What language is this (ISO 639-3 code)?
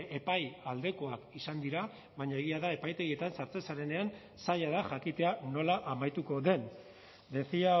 eus